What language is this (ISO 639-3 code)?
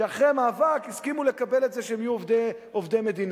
heb